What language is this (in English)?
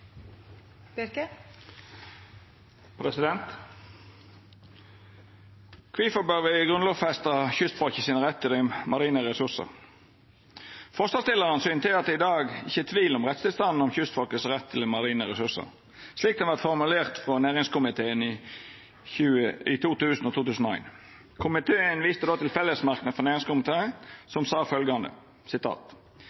Norwegian Nynorsk